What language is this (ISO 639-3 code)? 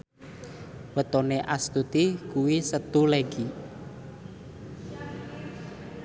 jav